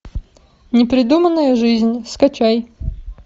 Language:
Russian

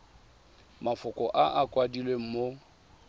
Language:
Tswana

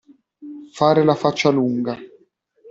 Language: Italian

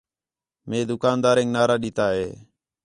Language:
Khetrani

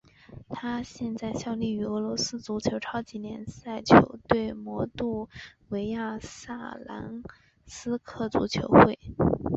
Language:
Chinese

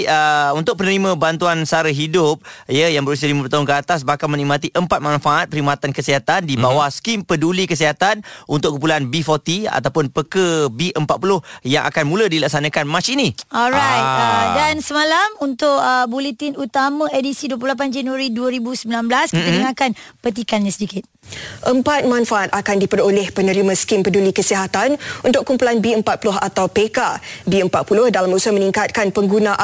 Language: Malay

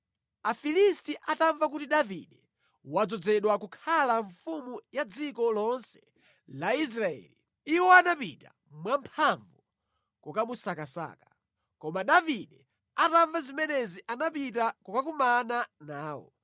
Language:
Nyanja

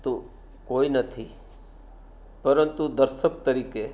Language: Gujarati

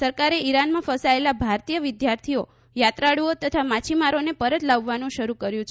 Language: Gujarati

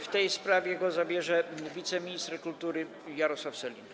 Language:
Polish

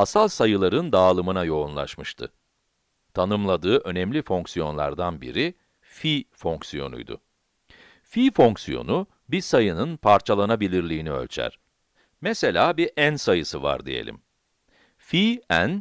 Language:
Turkish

